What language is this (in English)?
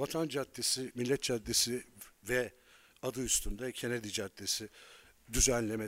Turkish